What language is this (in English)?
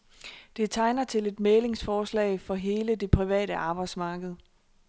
Danish